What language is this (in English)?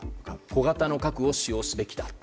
Japanese